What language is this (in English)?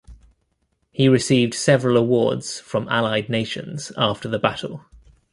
English